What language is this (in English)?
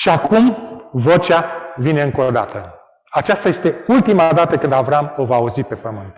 Romanian